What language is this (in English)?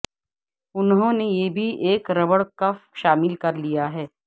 Urdu